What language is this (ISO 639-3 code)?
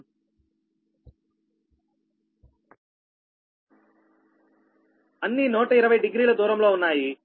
tel